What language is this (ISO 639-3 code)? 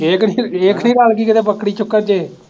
pan